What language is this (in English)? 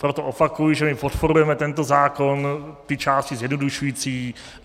Czech